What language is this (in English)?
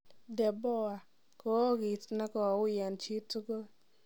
Kalenjin